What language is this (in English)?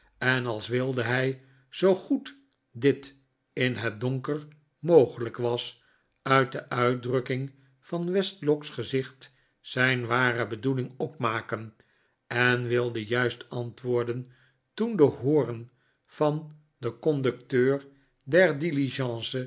Dutch